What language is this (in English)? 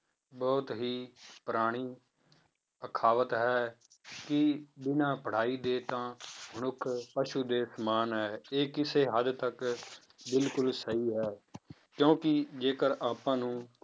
Punjabi